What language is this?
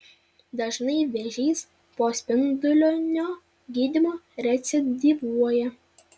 Lithuanian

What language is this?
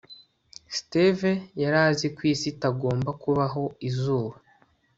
Kinyarwanda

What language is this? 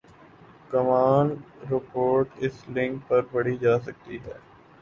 Urdu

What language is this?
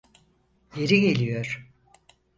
Turkish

